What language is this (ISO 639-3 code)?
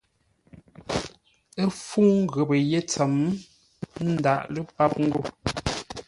nla